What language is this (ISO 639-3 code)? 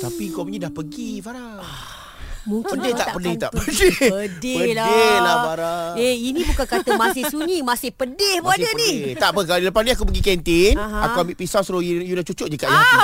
msa